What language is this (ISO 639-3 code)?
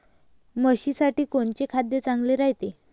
mar